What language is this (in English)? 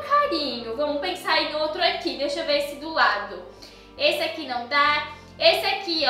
Portuguese